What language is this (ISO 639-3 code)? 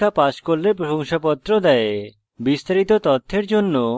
ben